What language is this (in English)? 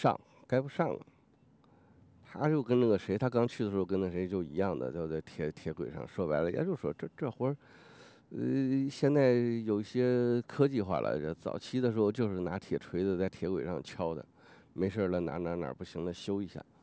Chinese